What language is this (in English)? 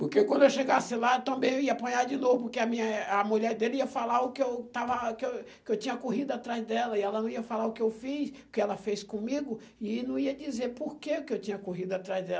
Portuguese